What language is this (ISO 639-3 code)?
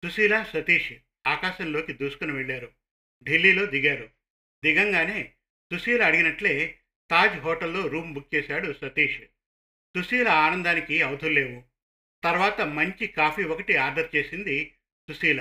tel